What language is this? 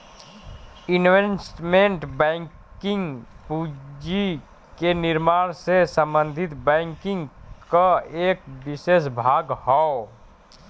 Bhojpuri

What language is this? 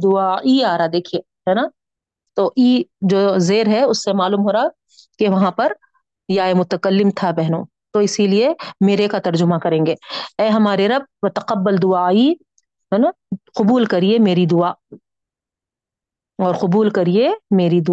Urdu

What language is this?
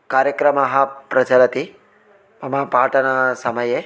Sanskrit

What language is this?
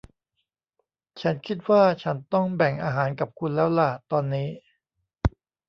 Thai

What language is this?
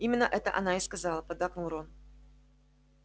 Russian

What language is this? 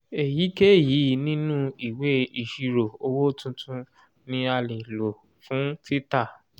Yoruba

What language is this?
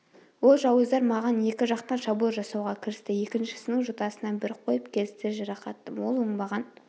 Kazakh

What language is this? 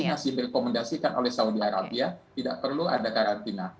Indonesian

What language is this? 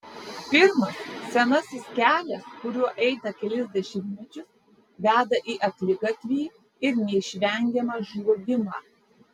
Lithuanian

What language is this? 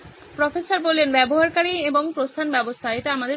Bangla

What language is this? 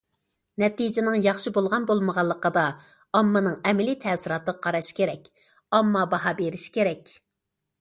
Uyghur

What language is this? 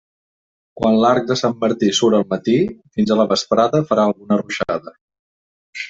Catalan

